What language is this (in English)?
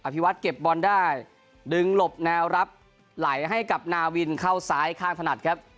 Thai